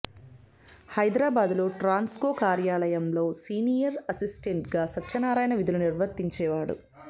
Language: Telugu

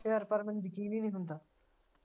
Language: Punjabi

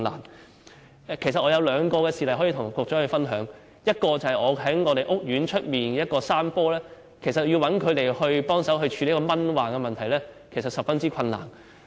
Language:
Cantonese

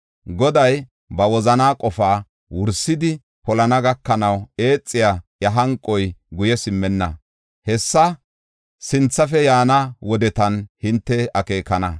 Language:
Gofa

